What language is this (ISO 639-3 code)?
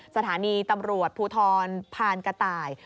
tha